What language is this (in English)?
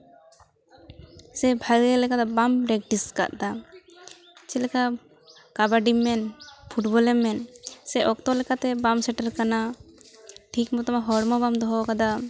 Santali